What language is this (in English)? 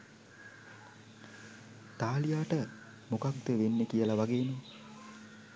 Sinhala